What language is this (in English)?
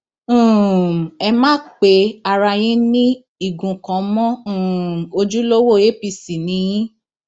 Yoruba